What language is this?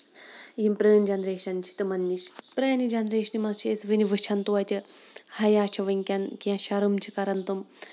Kashmiri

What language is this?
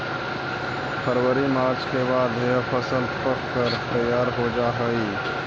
Magahi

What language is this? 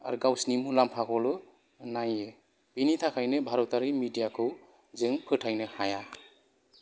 Bodo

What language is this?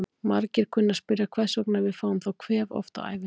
Icelandic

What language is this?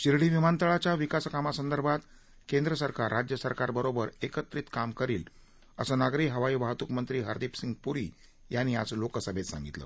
Marathi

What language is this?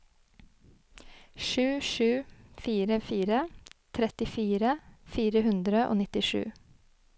Norwegian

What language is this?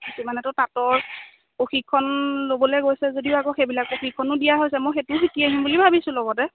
Assamese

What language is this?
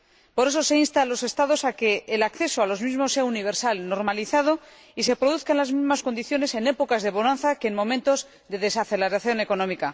Spanish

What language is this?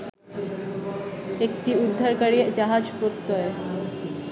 Bangla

